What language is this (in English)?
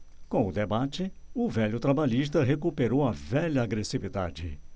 Portuguese